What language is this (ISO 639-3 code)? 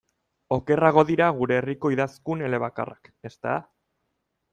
eus